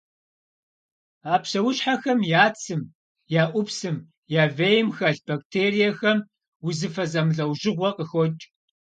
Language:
Kabardian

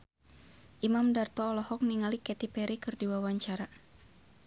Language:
Sundanese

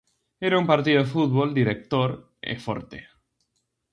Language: Galician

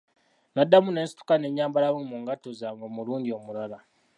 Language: Ganda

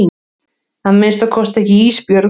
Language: Icelandic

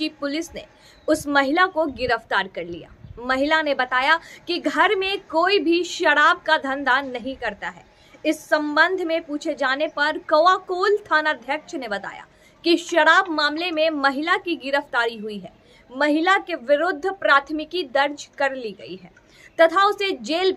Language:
Hindi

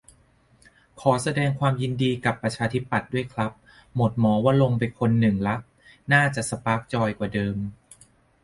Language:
Thai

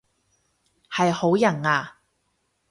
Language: Cantonese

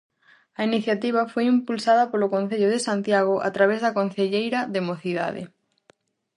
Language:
Galician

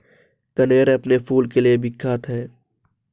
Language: Hindi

